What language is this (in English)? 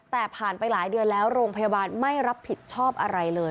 Thai